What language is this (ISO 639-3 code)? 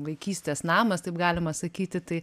lit